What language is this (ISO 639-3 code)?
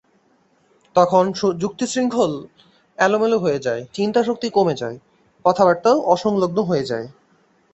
ben